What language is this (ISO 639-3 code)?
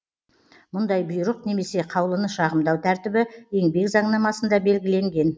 kaz